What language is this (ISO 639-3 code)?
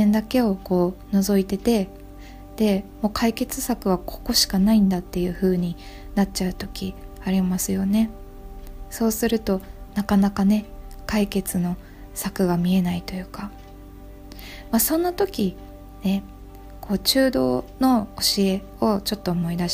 jpn